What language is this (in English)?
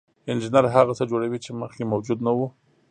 Pashto